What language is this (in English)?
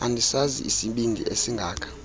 Xhosa